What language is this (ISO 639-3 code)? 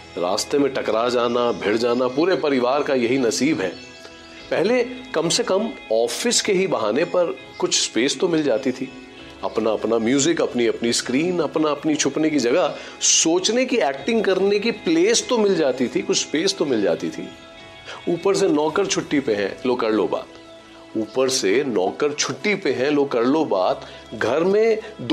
hin